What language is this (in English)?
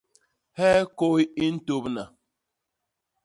Basaa